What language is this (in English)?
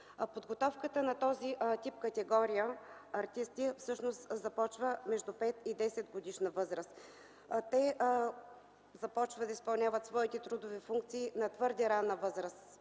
Bulgarian